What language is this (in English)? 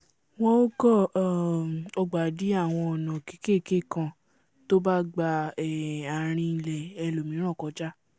Yoruba